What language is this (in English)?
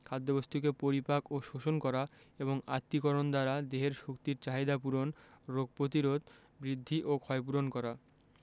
Bangla